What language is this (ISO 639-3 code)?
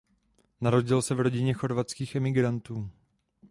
ces